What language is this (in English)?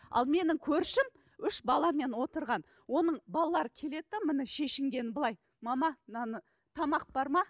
Kazakh